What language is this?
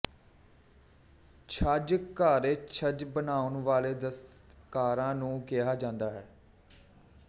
Punjabi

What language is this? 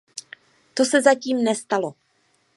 Czech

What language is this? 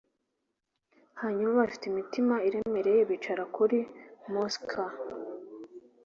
Kinyarwanda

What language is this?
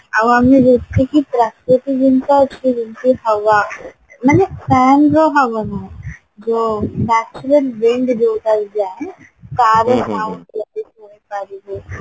Odia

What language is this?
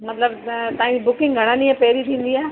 Sindhi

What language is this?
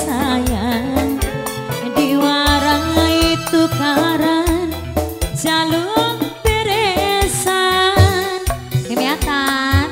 Indonesian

